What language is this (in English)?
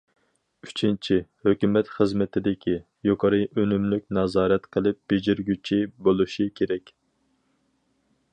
Uyghur